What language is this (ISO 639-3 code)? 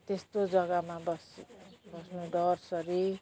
nep